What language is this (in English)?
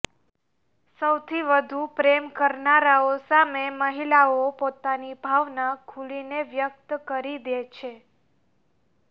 Gujarati